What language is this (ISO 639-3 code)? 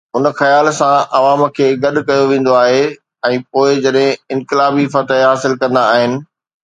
snd